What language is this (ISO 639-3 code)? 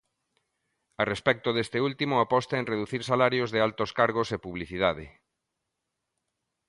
glg